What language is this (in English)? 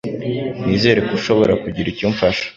Kinyarwanda